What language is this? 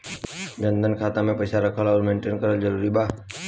Bhojpuri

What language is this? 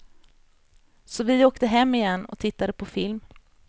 Swedish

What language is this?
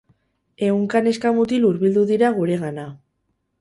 Basque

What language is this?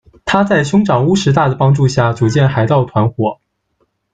Chinese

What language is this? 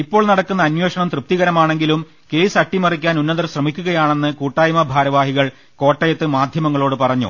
Malayalam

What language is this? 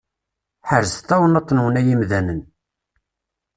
Kabyle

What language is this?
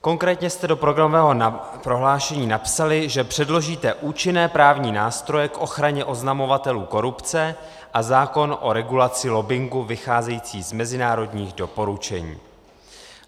Czech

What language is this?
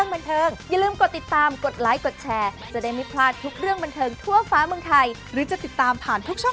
Thai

